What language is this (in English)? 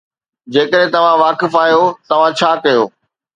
Sindhi